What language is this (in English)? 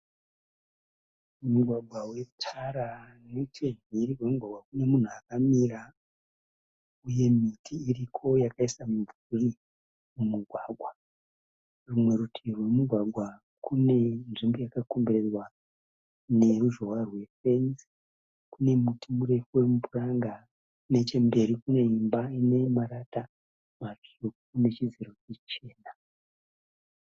Shona